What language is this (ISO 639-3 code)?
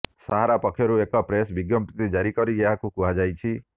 ori